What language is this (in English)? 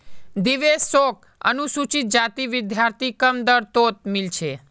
Magahi